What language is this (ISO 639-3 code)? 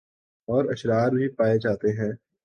urd